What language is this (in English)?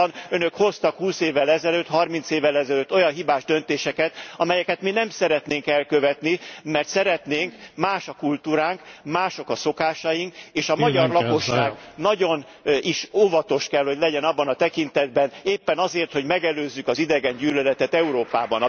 Hungarian